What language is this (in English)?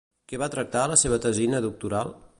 Catalan